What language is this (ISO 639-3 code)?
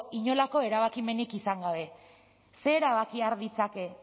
eus